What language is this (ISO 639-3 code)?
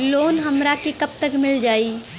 bho